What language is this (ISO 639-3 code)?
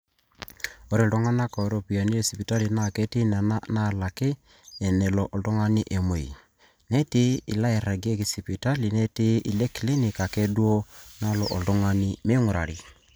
mas